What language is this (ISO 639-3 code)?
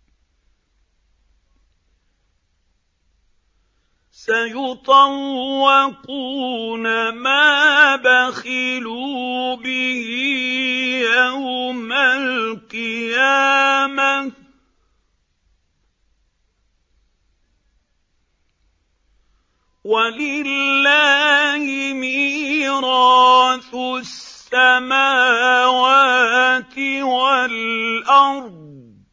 ara